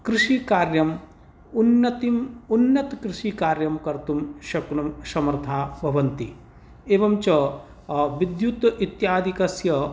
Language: Sanskrit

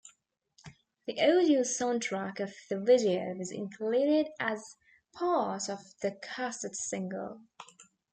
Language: English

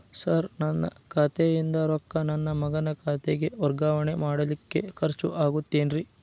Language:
Kannada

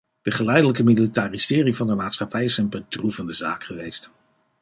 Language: Dutch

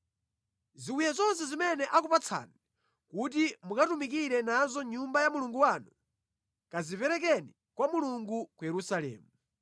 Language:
Nyanja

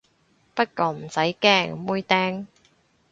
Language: Cantonese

